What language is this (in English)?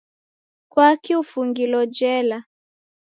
Taita